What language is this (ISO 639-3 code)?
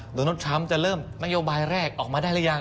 tha